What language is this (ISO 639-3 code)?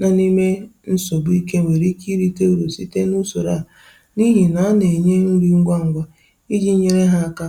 ibo